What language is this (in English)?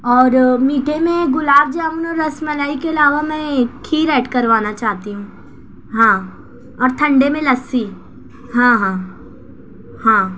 Urdu